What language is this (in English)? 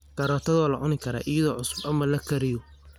Somali